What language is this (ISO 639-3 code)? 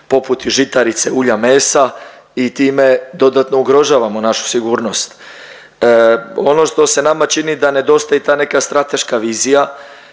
hrv